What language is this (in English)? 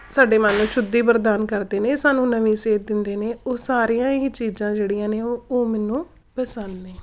Punjabi